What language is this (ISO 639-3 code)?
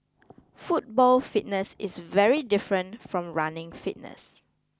eng